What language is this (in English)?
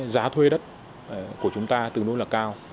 Vietnamese